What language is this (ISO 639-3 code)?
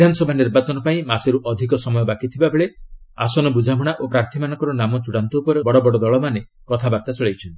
ori